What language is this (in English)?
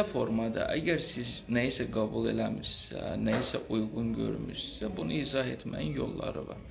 Turkish